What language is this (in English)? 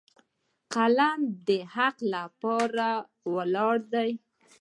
Pashto